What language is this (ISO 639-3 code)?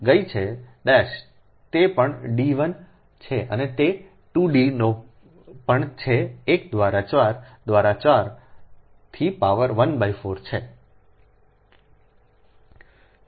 guj